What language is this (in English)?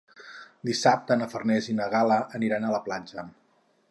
Catalan